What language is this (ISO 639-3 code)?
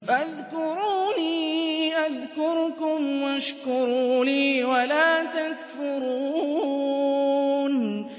ara